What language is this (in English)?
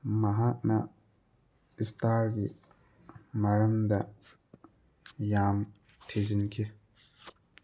Manipuri